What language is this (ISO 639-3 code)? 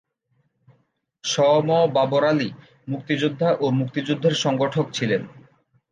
ben